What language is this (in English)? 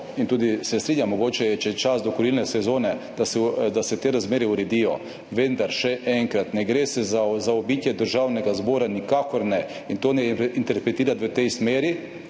Slovenian